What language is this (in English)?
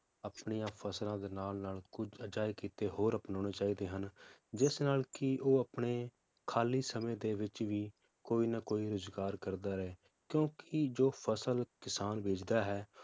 Punjabi